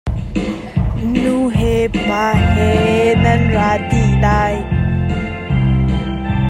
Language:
Hakha Chin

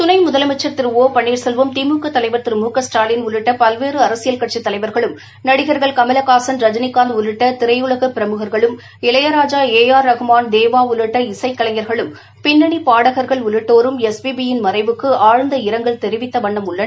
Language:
Tamil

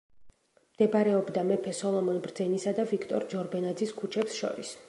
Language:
Georgian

